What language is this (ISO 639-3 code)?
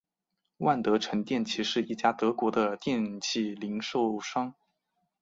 zho